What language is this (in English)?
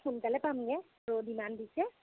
Assamese